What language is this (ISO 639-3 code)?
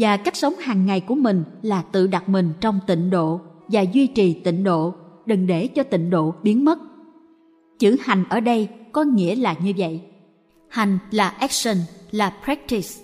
vie